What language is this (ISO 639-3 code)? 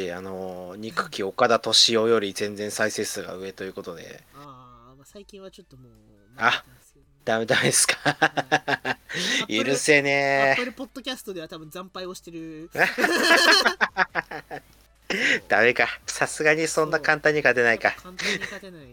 jpn